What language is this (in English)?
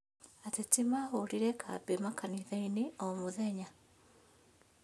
Kikuyu